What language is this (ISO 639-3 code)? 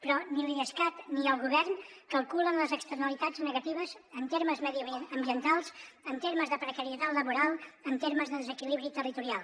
cat